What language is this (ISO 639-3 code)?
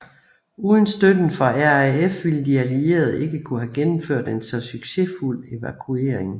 dan